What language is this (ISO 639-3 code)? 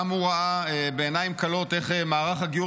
heb